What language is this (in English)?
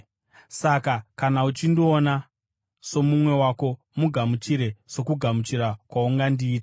Shona